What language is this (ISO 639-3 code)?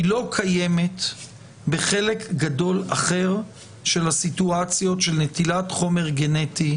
heb